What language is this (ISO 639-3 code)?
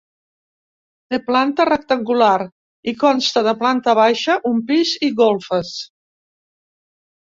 cat